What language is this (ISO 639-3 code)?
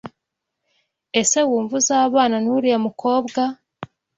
kin